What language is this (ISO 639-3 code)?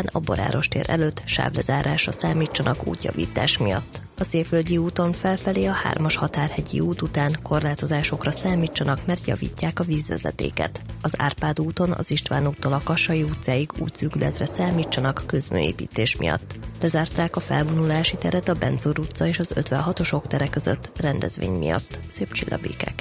hun